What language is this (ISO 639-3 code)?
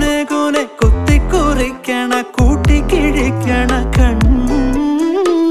mal